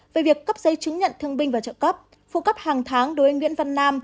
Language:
Vietnamese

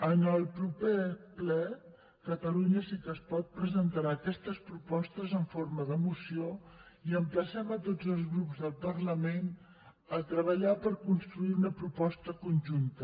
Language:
Catalan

